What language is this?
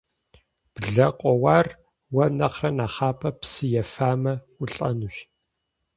Kabardian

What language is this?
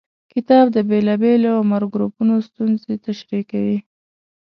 Pashto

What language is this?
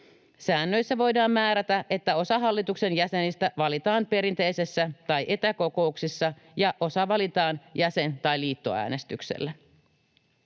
Finnish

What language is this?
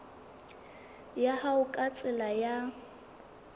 Southern Sotho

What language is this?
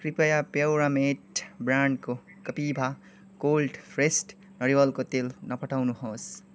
Nepali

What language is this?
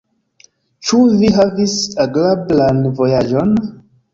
Esperanto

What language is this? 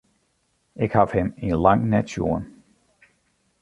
Western Frisian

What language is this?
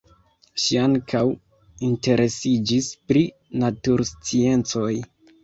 Esperanto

